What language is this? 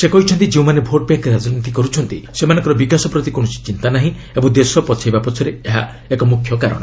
Odia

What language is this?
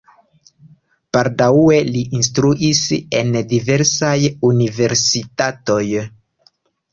Esperanto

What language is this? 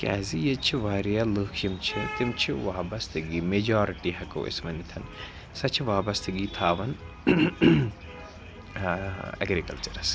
Kashmiri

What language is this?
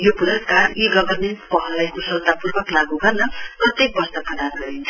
Nepali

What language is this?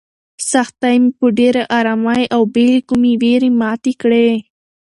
Pashto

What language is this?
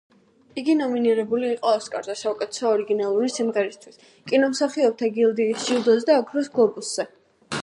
Georgian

